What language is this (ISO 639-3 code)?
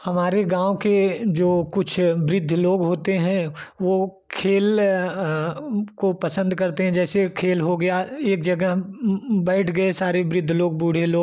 hin